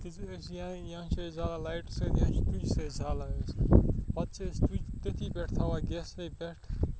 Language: Kashmiri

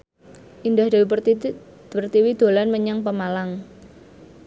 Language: Javanese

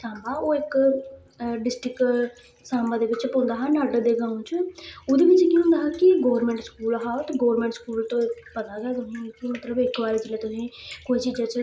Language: Dogri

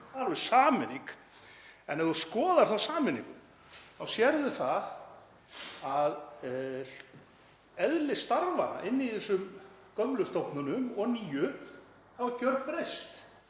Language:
Icelandic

